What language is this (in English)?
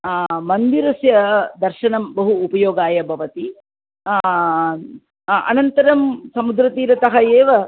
Sanskrit